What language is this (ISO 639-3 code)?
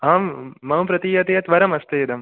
san